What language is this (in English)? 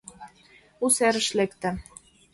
Mari